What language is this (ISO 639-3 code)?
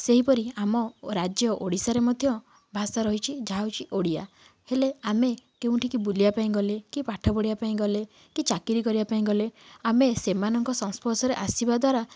ori